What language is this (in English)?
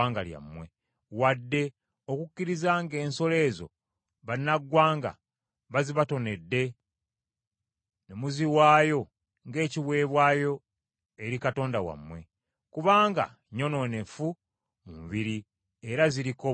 Ganda